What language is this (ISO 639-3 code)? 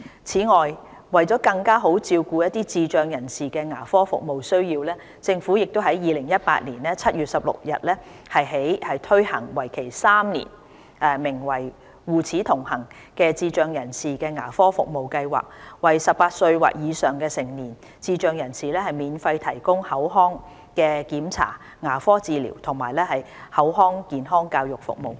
yue